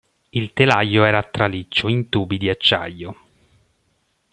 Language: Italian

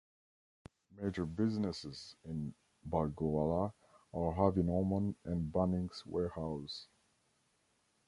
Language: English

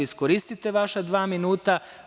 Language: Serbian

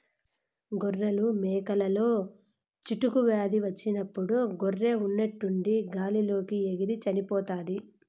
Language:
Telugu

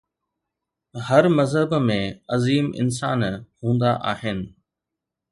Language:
Sindhi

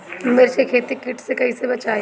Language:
Bhojpuri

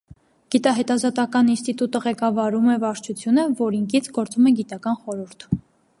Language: Armenian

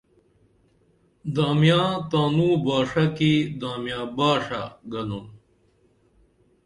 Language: Dameli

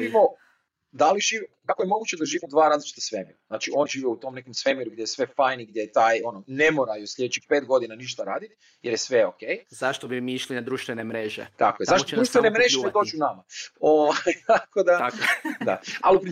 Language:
Croatian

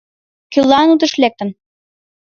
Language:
Mari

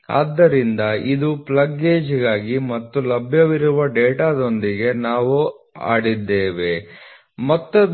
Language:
Kannada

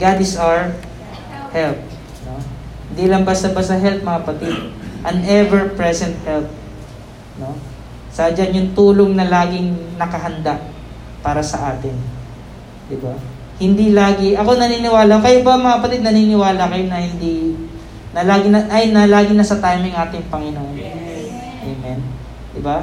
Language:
Filipino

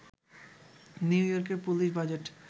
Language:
Bangla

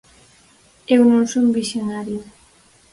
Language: Galician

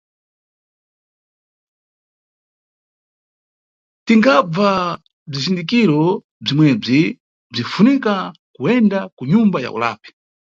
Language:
Nyungwe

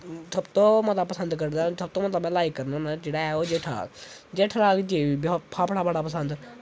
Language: Dogri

